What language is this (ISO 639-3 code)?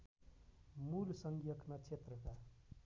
nep